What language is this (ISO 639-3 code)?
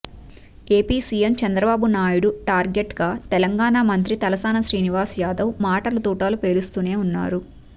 tel